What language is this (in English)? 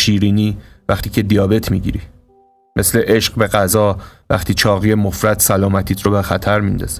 Persian